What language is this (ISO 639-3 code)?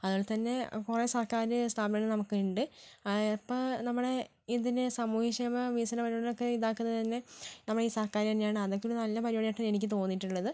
mal